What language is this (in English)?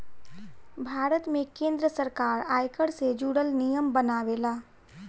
Bhojpuri